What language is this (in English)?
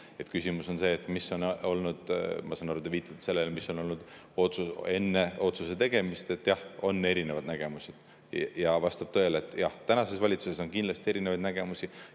Estonian